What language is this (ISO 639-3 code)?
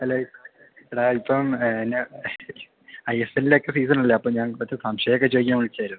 mal